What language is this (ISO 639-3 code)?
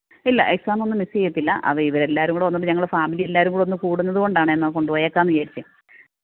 mal